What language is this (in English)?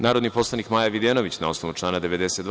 Serbian